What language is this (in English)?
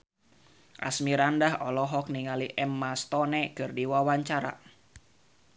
Sundanese